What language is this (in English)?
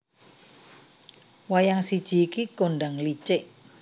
Javanese